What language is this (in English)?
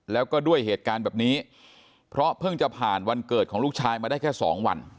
Thai